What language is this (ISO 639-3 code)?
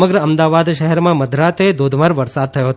guj